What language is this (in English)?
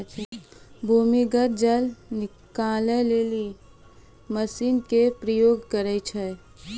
Maithili